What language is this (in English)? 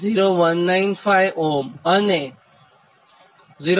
Gujarati